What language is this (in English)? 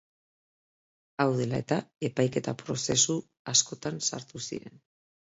Basque